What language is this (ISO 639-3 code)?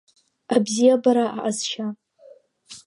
abk